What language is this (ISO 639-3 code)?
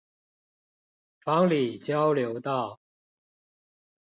zho